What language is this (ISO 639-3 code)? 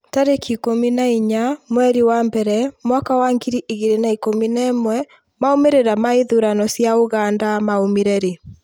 kik